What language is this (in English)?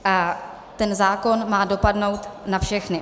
Czech